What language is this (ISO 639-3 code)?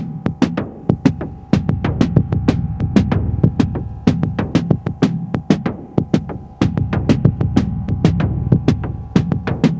ind